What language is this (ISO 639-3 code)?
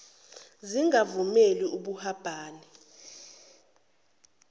zul